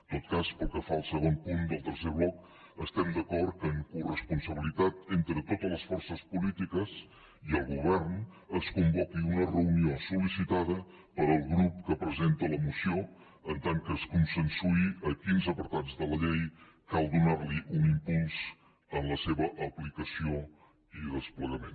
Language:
Catalan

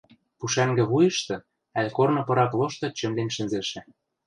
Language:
Western Mari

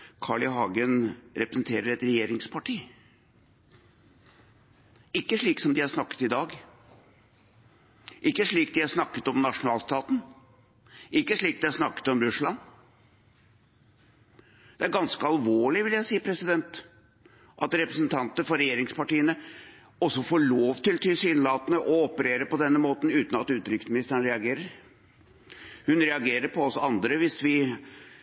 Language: Norwegian Bokmål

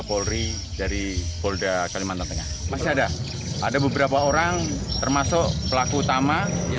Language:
Indonesian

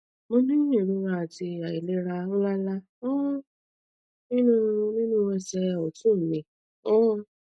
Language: Yoruba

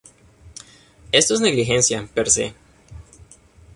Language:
Spanish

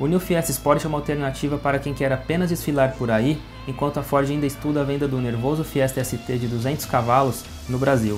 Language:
Portuguese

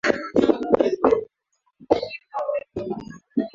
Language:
Swahili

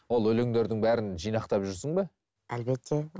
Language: Kazakh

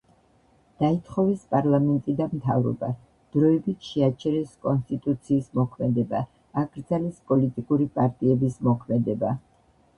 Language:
Georgian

